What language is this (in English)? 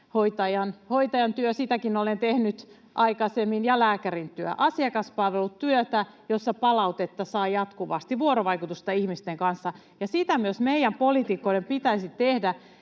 Finnish